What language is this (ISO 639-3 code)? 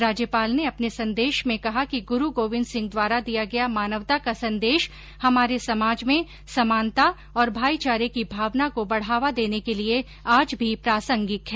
hin